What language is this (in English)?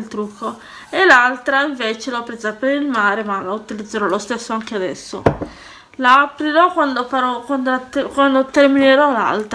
Italian